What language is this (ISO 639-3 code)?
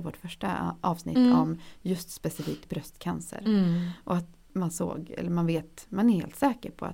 swe